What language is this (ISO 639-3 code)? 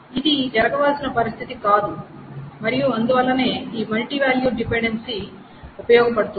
tel